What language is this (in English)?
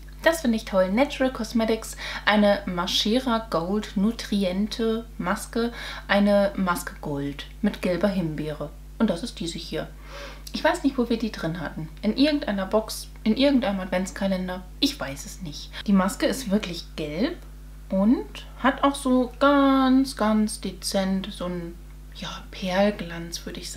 German